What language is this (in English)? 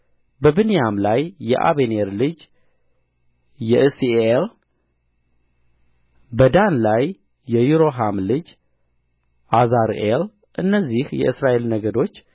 Amharic